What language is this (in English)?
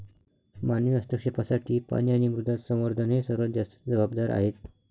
Marathi